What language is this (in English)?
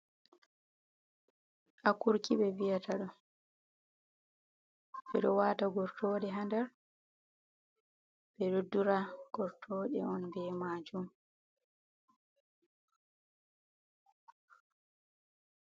Fula